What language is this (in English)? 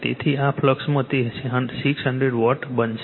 Gujarati